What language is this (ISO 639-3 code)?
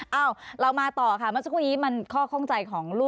tha